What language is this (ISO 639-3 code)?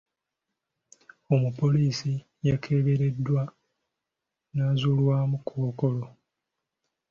lug